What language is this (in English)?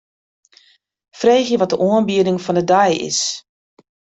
Western Frisian